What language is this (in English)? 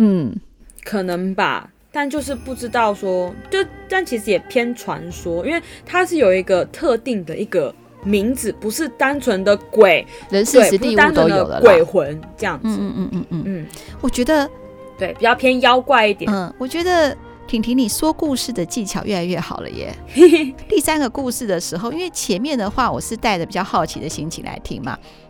Chinese